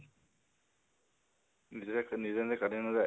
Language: Assamese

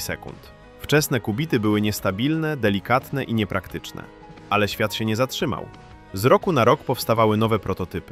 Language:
Polish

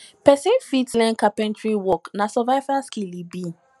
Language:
Nigerian Pidgin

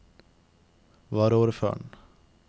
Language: Norwegian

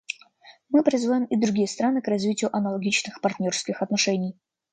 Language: Russian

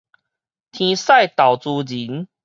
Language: Min Nan Chinese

